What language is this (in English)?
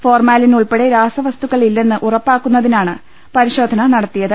Malayalam